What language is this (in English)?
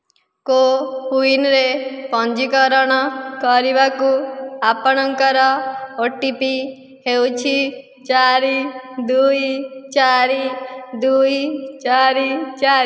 Odia